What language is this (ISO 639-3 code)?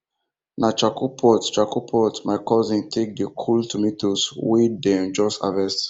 pcm